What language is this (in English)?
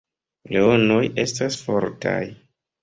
Esperanto